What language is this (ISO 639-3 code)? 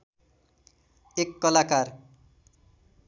nep